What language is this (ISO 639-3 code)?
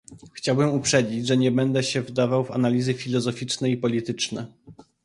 pol